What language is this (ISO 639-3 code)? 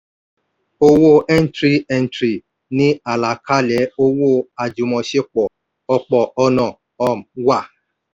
yor